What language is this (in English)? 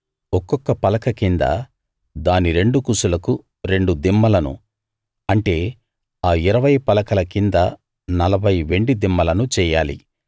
Telugu